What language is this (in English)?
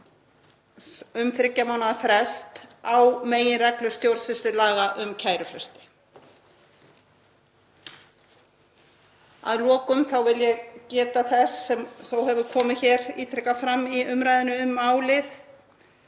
Icelandic